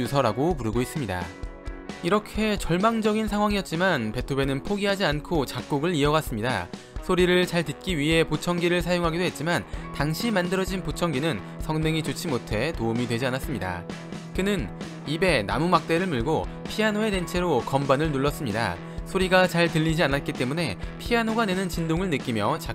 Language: Korean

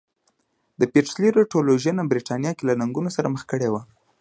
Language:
Pashto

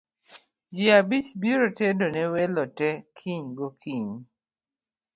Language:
Luo (Kenya and Tanzania)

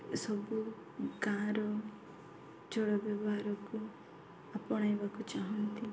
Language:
Odia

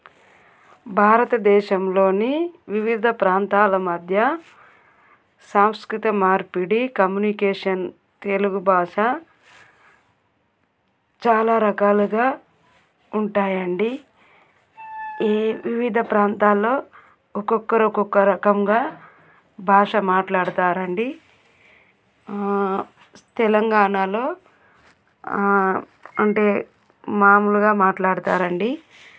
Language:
Telugu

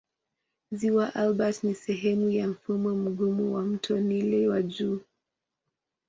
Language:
Swahili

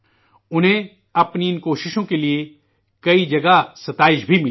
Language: Urdu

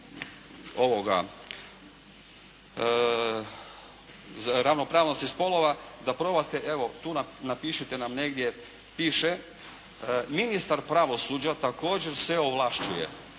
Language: Croatian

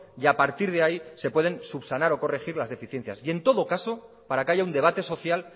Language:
Spanish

